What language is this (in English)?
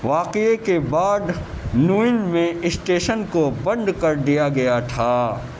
Urdu